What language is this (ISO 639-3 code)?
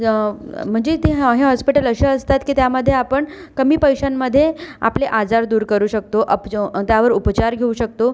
mar